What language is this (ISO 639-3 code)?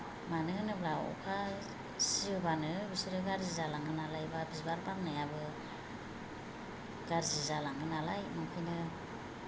brx